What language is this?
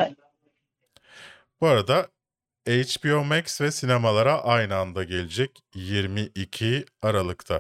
Turkish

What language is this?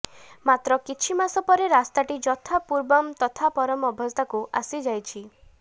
Odia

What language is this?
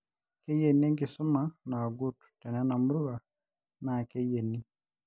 Masai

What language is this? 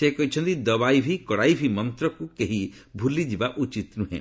Odia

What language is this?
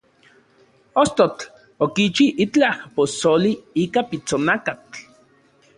Central Puebla Nahuatl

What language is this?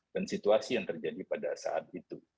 Indonesian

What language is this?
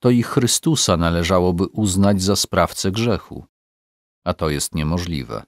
Polish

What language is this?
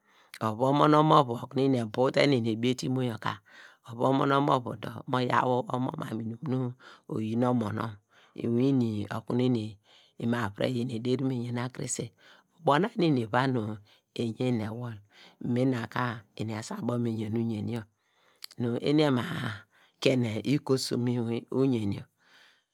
Degema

